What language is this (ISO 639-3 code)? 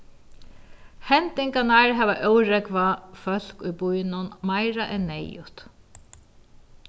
fao